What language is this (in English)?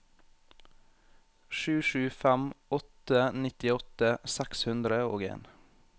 Norwegian